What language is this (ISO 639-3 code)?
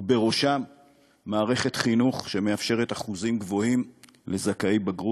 heb